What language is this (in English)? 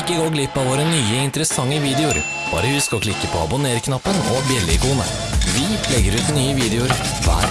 Norwegian